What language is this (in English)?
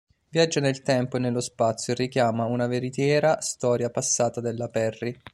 Italian